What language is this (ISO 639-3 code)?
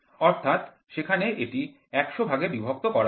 ben